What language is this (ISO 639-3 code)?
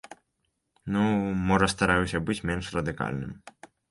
bel